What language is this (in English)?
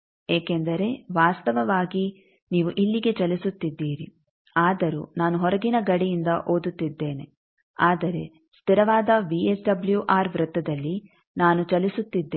Kannada